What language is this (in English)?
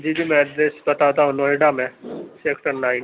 Urdu